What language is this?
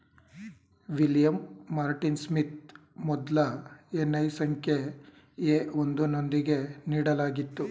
Kannada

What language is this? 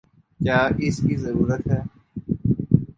Urdu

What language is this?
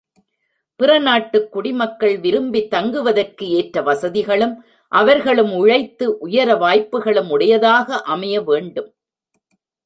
Tamil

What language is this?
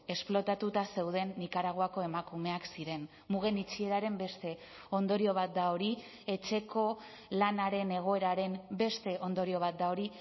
Basque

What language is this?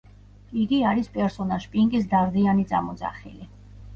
Georgian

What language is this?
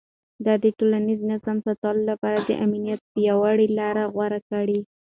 Pashto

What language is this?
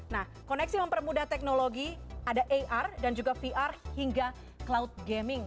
Indonesian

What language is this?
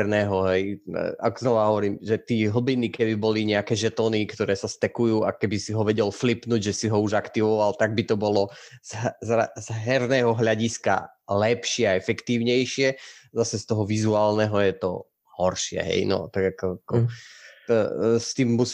Slovak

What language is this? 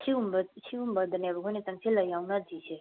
Manipuri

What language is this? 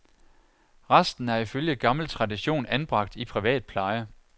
Danish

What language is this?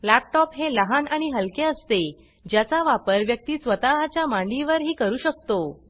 Marathi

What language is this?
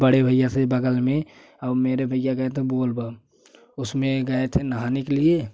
Hindi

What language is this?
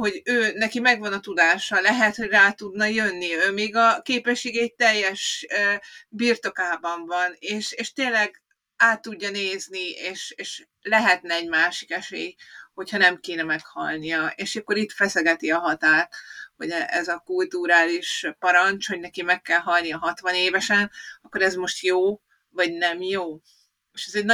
Hungarian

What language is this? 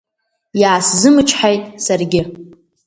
Abkhazian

